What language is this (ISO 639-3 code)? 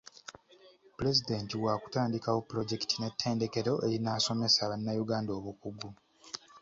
lug